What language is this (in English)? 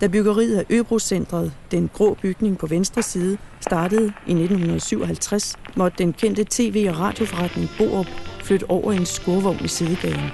Danish